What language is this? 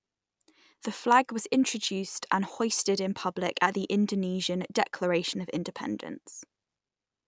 English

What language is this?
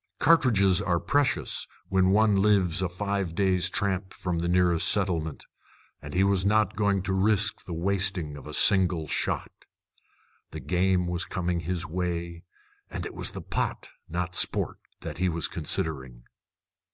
English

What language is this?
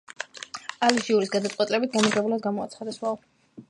Georgian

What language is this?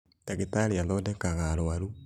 Kikuyu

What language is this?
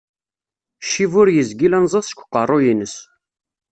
Kabyle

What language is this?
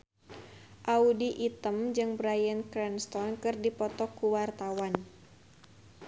Sundanese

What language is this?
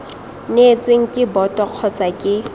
Tswana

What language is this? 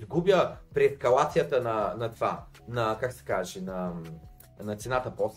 Bulgarian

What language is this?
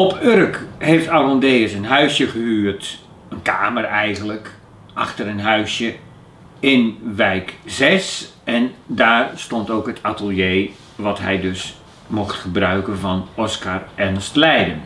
Dutch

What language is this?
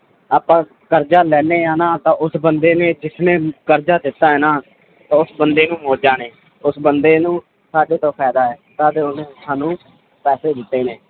Punjabi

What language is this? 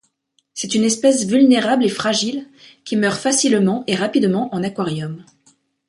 French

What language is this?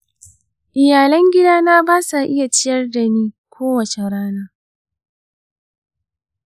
Hausa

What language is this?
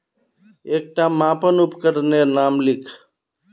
Magahi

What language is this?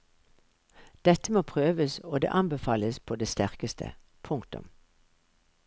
Norwegian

